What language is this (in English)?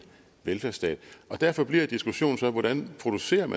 Danish